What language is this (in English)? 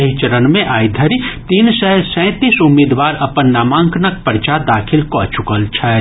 Maithili